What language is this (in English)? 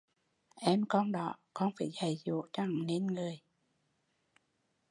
Vietnamese